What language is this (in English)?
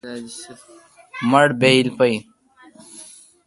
Kalkoti